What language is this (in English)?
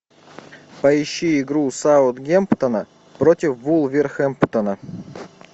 Russian